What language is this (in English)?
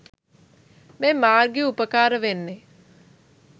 Sinhala